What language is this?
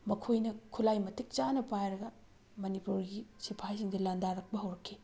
Manipuri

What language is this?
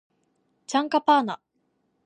Japanese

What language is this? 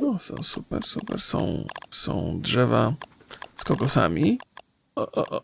Polish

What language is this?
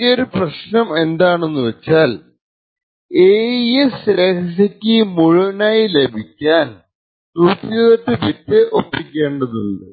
Malayalam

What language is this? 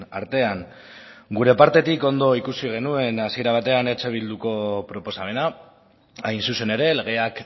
Basque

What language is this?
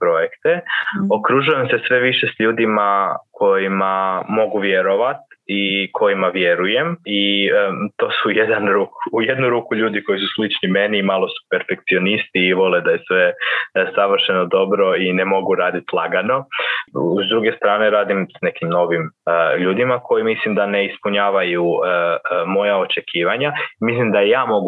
Croatian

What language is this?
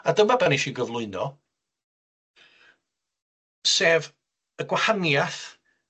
Welsh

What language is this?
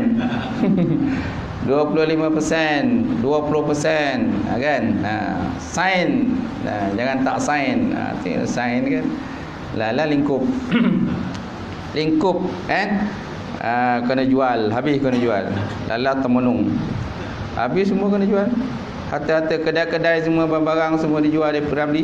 Malay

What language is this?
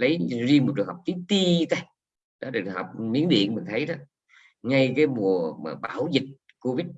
Vietnamese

